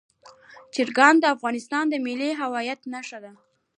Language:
Pashto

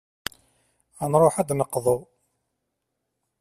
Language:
Kabyle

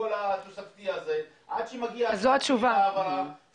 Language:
Hebrew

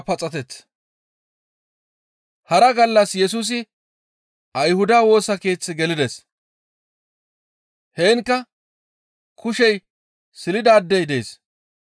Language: Gamo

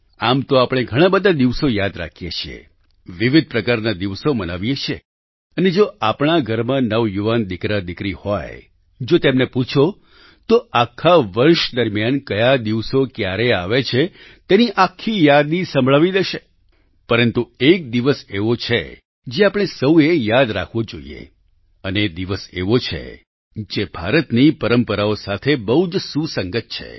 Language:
Gujarati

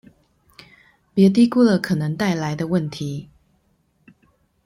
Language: Chinese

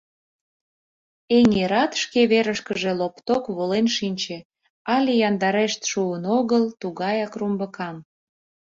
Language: Mari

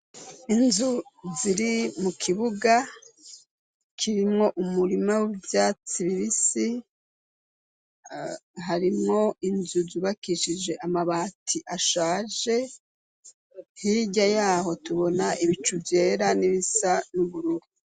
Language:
Rundi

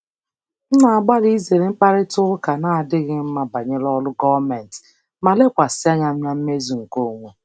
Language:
Igbo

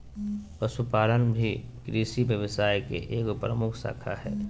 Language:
Magahi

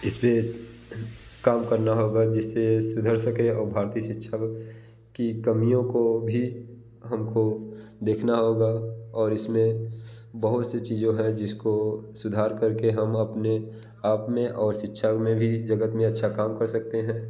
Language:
Hindi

